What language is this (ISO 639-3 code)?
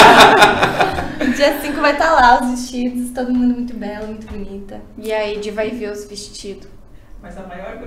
por